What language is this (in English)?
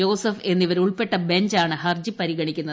Malayalam